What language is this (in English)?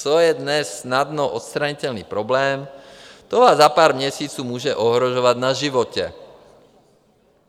Czech